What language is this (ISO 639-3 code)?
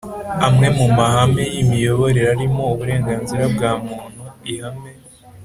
kin